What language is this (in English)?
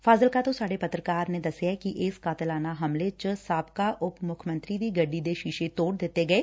Punjabi